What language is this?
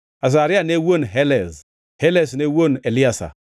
Luo (Kenya and Tanzania)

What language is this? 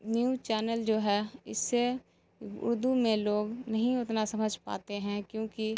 Urdu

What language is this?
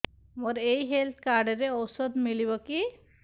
Odia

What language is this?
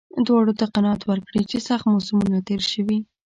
Pashto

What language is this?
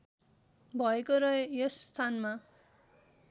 Nepali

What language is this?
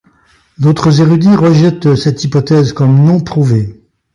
French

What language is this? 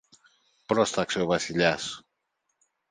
Greek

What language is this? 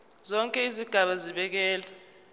Zulu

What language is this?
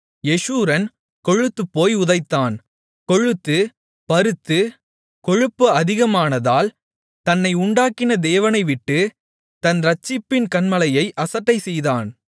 Tamil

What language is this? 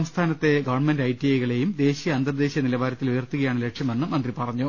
Malayalam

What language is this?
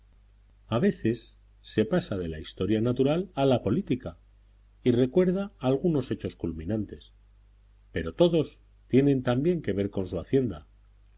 Spanish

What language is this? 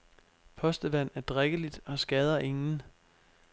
Danish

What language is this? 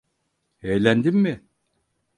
Turkish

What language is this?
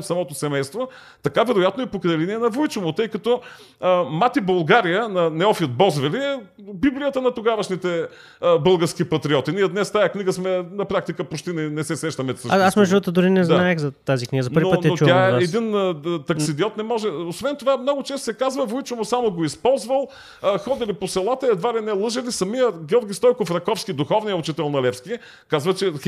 Bulgarian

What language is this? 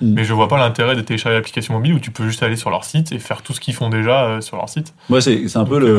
French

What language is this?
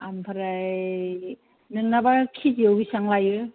Bodo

